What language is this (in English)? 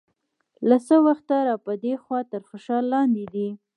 Pashto